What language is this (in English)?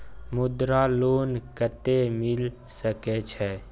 Maithili